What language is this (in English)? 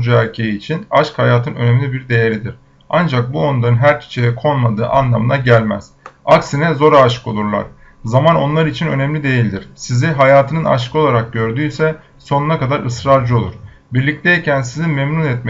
Turkish